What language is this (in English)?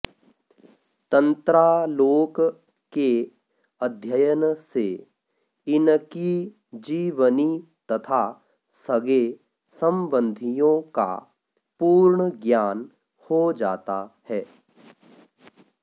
Sanskrit